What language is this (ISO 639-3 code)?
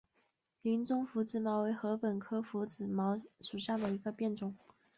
zho